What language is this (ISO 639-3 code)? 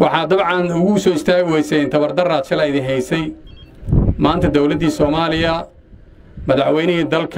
ara